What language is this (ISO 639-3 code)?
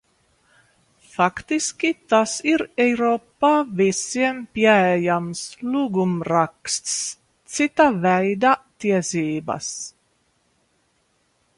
lav